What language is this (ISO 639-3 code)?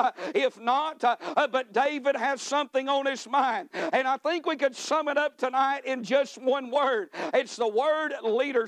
eng